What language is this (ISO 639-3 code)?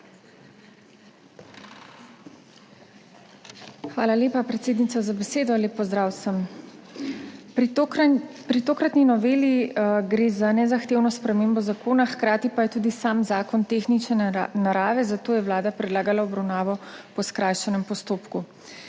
slv